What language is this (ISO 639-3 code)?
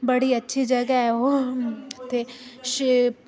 doi